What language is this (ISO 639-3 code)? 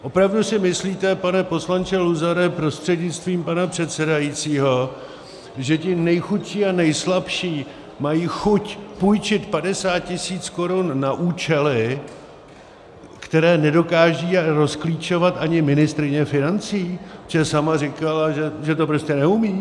ces